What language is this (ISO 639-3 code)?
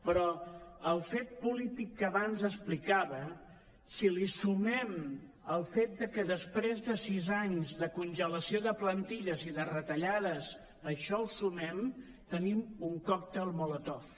cat